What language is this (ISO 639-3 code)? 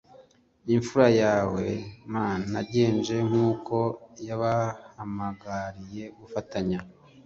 kin